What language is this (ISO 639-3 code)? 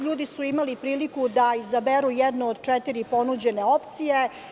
srp